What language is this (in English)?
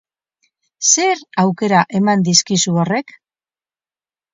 Basque